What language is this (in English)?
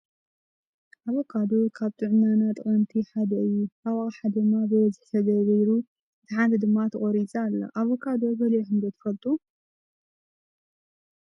Tigrinya